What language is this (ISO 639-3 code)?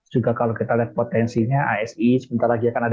ind